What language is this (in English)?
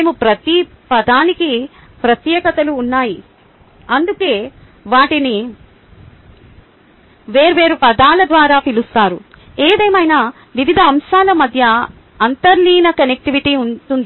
Telugu